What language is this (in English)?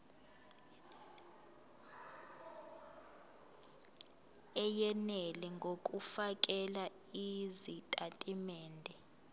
Zulu